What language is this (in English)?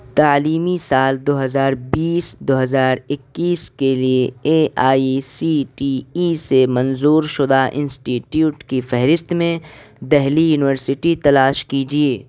Urdu